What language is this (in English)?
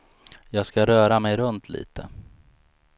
Swedish